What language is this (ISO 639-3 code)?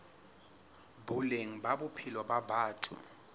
sot